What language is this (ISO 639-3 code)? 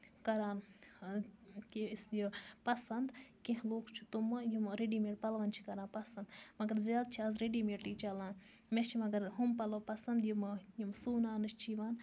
kas